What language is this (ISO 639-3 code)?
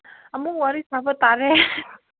mni